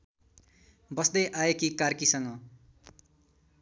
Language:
Nepali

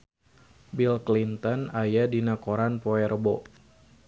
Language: Sundanese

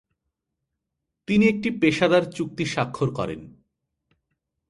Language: Bangla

